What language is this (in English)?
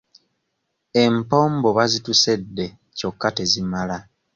Ganda